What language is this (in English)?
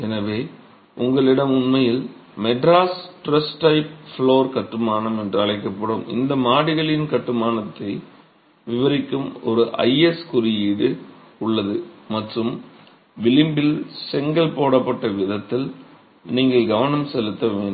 Tamil